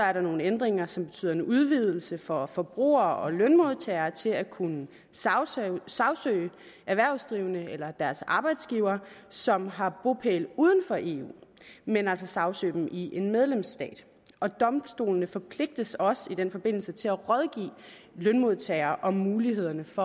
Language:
Danish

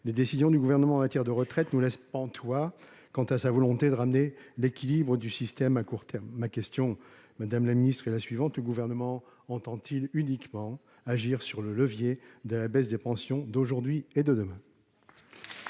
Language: French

